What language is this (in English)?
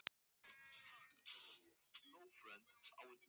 Icelandic